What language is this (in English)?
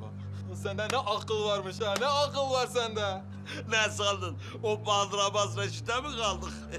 Turkish